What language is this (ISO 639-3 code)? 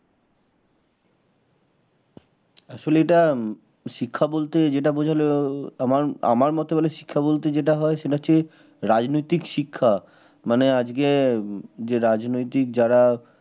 ben